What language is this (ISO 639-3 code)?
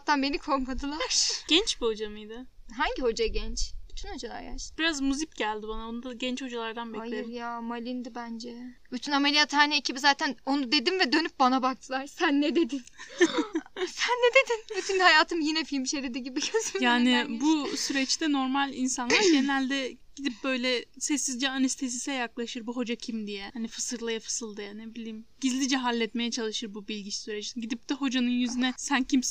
tur